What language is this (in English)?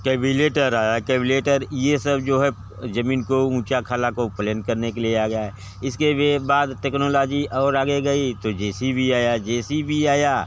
Hindi